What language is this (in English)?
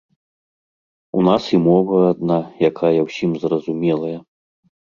Belarusian